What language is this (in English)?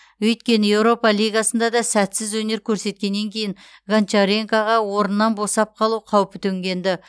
Kazakh